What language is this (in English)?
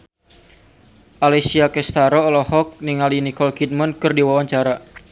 Sundanese